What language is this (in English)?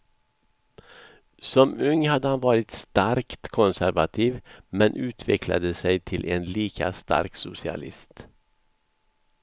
Swedish